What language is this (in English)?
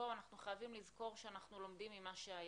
Hebrew